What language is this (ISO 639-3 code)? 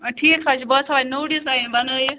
kas